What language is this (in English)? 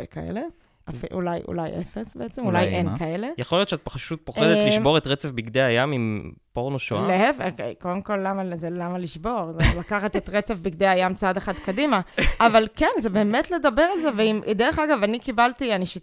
Hebrew